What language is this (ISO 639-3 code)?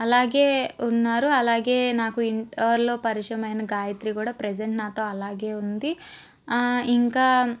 tel